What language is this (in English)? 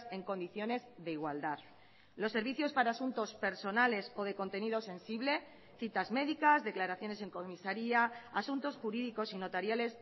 Spanish